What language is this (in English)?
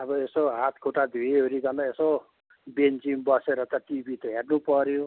Nepali